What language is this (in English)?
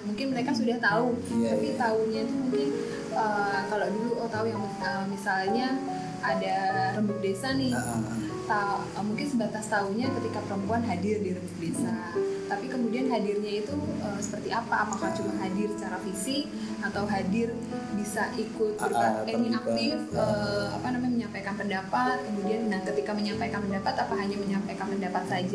Indonesian